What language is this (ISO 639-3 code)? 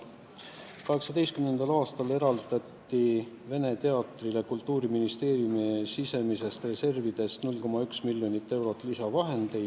est